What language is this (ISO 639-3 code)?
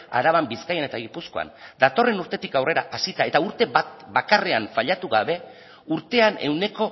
eus